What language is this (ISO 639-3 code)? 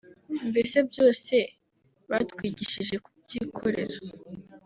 kin